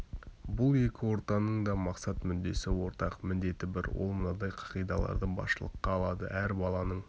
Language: Kazakh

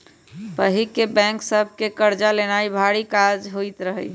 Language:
Magahi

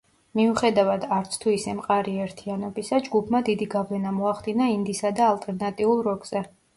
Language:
Georgian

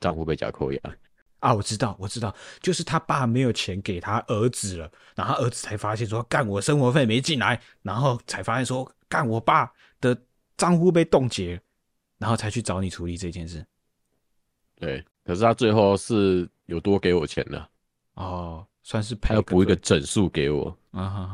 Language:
Chinese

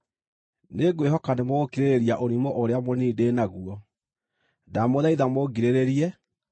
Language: Kikuyu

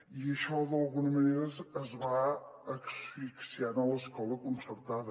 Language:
Catalan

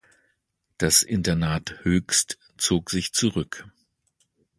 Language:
German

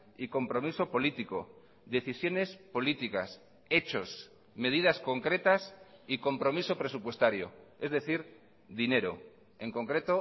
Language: Spanish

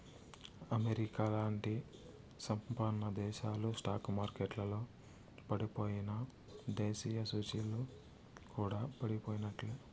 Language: Telugu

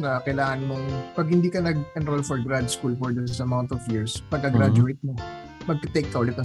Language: Filipino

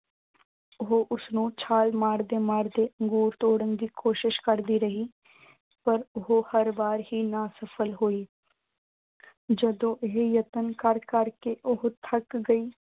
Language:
Punjabi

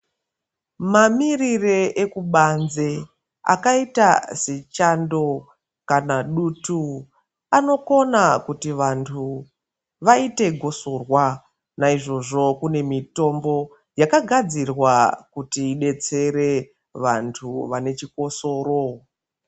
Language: Ndau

